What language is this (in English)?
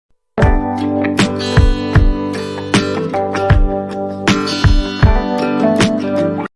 English